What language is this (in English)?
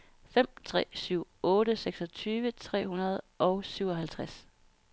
Danish